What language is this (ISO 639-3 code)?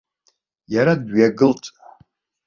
abk